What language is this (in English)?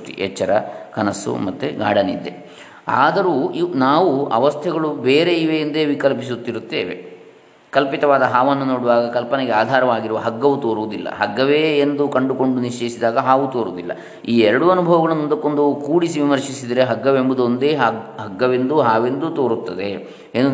Kannada